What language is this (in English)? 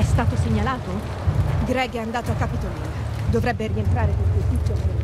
Italian